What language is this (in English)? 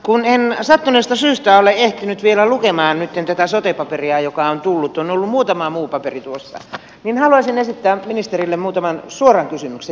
Finnish